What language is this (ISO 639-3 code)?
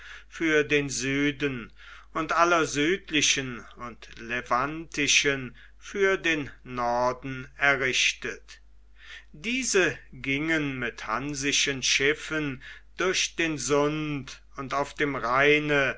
deu